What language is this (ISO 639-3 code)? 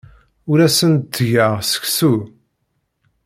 kab